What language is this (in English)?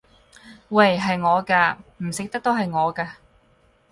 Cantonese